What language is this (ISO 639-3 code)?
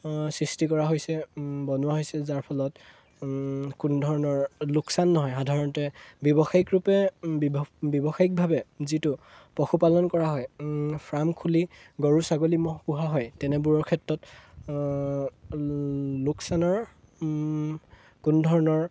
asm